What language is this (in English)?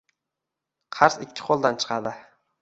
Uzbek